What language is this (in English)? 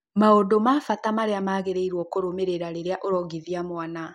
Kikuyu